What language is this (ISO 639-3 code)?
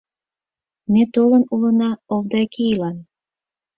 chm